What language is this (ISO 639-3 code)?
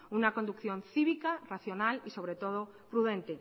spa